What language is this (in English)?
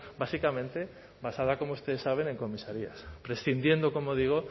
Spanish